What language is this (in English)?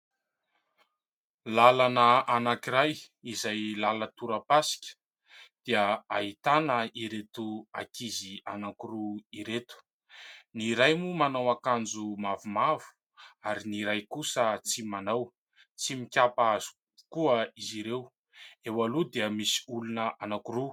Malagasy